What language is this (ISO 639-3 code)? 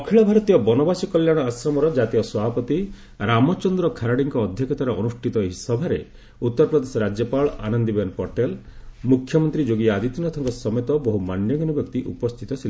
ori